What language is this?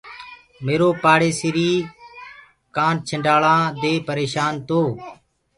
Gurgula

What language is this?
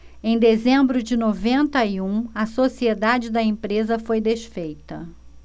Portuguese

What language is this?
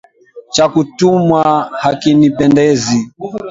Swahili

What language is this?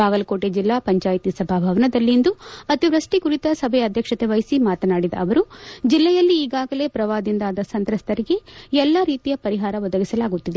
Kannada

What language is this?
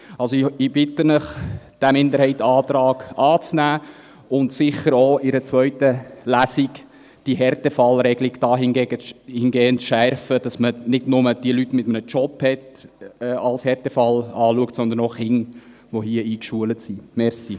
Swiss German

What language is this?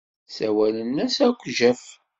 Kabyle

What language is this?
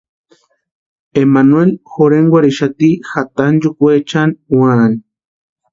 Western Highland Purepecha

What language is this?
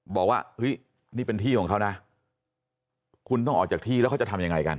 Thai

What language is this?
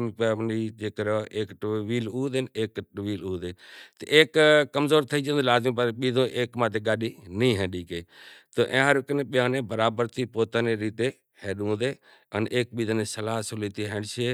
Kachi Koli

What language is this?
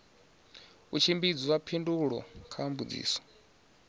Venda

